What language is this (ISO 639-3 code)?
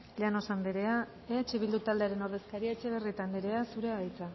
eus